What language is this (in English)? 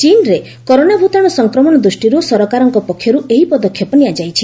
Odia